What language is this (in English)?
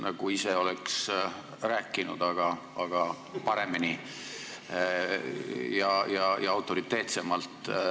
Estonian